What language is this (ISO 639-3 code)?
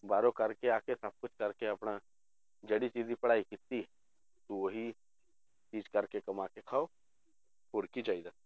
pan